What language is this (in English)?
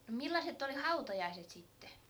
Finnish